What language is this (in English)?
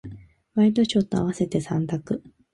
Japanese